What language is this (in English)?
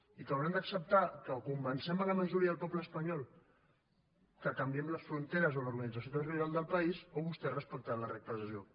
Catalan